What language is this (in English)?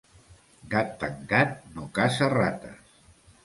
Catalan